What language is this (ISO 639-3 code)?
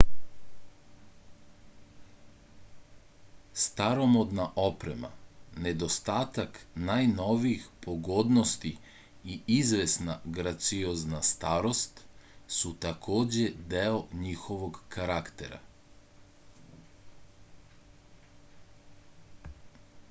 srp